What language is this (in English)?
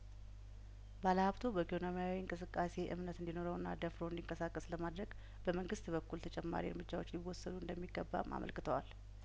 Amharic